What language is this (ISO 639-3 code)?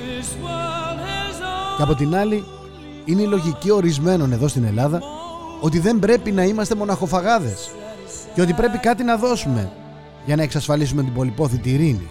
ell